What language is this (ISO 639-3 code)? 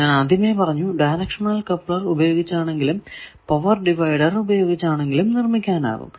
mal